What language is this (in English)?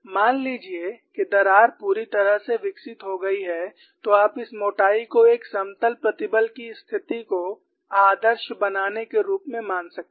Hindi